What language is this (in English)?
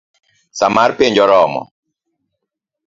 Luo (Kenya and Tanzania)